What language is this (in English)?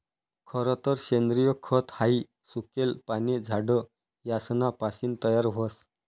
Marathi